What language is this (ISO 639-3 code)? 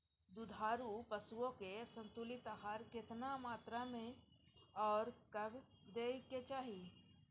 mai